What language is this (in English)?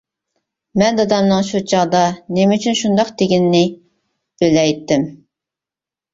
Uyghur